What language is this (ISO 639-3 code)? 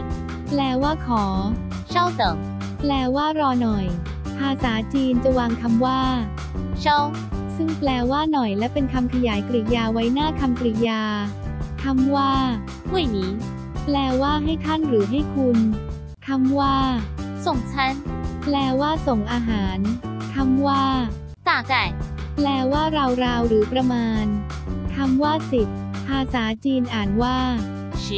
tha